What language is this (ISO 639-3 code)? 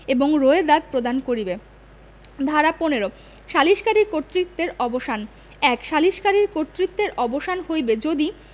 ben